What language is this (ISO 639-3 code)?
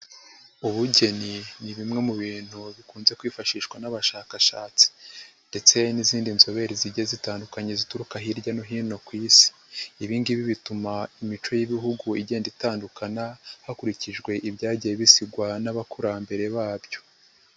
kin